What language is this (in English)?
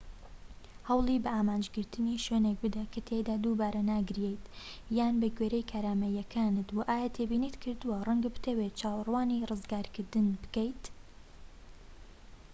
Central Kurdish